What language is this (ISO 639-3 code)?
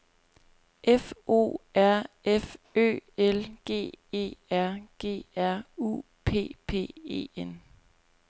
dan